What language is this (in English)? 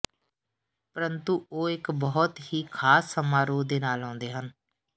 Punjabi